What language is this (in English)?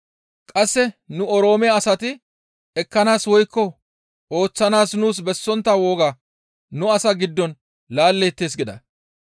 Gamo